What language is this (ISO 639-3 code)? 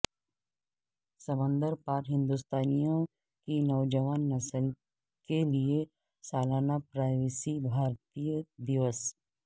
urd